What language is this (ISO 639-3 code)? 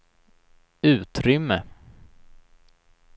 swe